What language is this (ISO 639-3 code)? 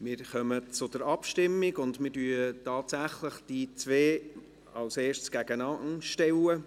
gsw